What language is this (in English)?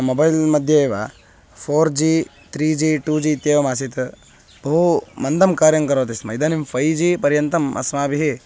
Sanskrit